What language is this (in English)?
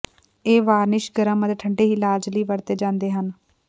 Punjabi